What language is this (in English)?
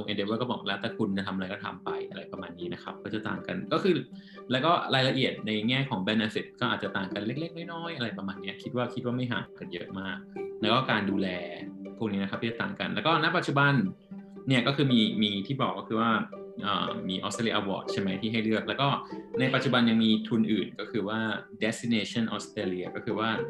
Thai